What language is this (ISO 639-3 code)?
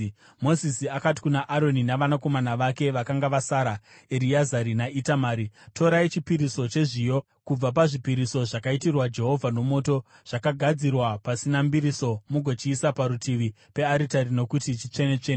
sna